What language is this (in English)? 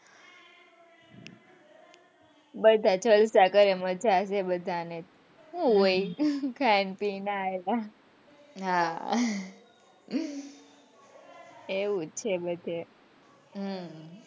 Gujarati